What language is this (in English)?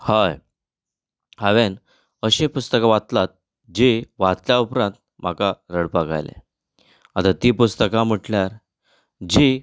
Konkani